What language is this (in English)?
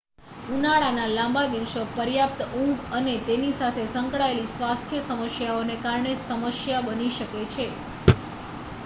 Gujarati